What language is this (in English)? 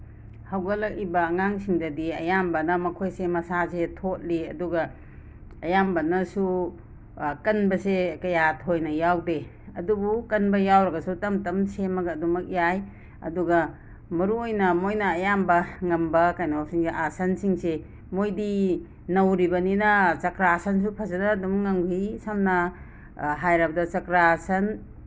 Manipuri